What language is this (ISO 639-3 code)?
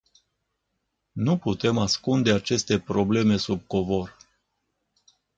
ron